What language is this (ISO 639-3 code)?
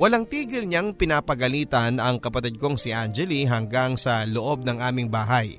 fil